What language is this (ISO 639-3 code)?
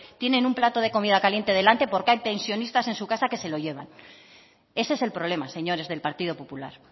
spa